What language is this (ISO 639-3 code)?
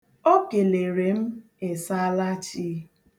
ibo